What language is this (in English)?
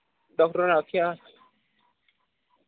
Dogri